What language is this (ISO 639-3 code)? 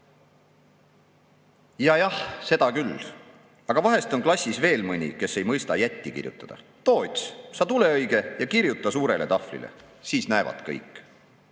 est